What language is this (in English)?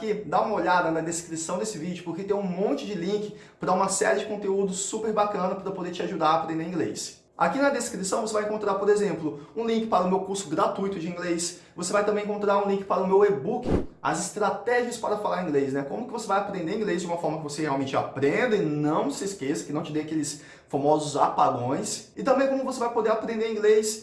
Portuguese